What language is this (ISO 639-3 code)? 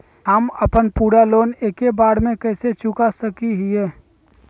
mag